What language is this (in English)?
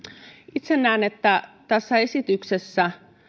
Finnish